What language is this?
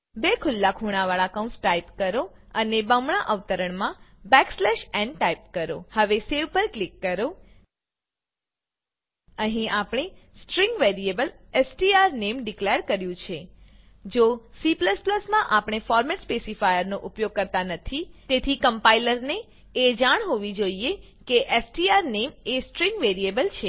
Gujarati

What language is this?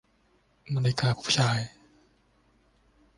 Thai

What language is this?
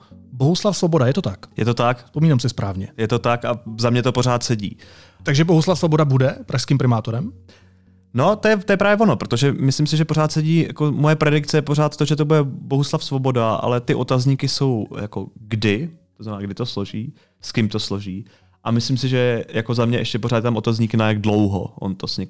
Czech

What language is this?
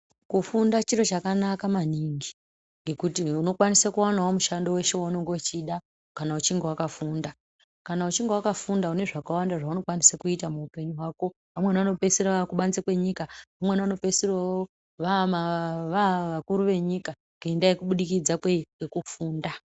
Ndau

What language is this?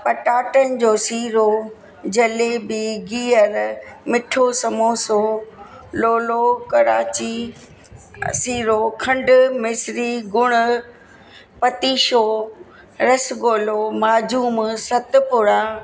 Sindhi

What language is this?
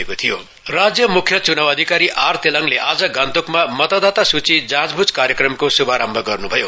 Nepali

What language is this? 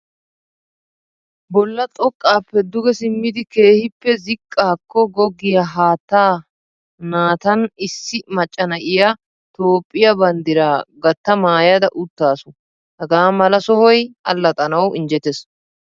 Wolaytta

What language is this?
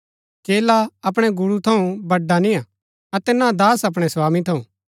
Gaddi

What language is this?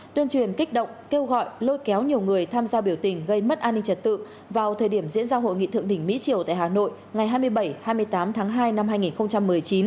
Vietnamese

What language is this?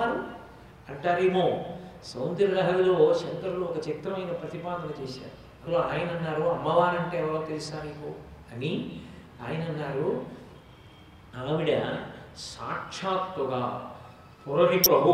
Telugu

